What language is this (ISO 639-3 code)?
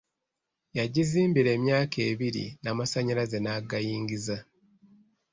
lug